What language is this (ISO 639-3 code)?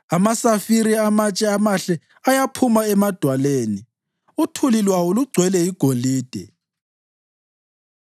nde